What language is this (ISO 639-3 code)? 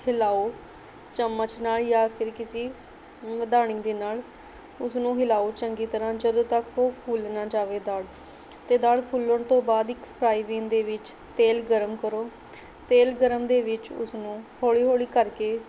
pan